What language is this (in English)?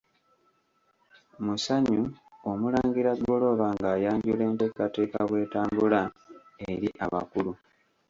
Ganda